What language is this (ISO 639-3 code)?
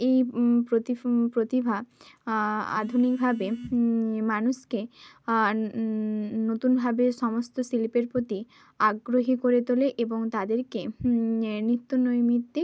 ben